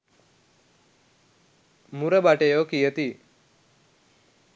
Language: Sinhala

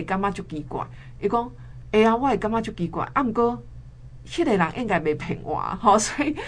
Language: Chinese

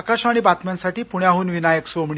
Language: Marathi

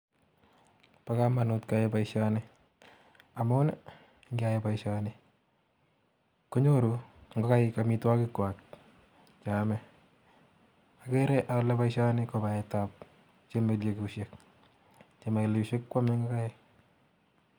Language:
Kalenjin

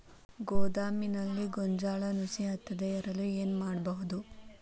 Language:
Kannada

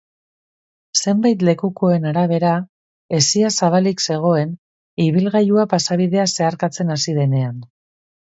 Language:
Basque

